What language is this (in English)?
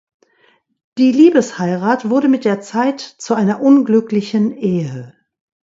German